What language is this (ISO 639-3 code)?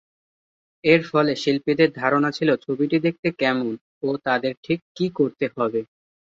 ben